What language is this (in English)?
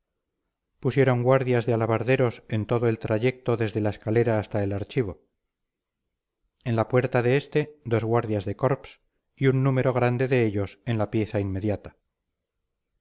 Spanish